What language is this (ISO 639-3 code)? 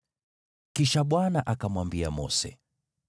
swa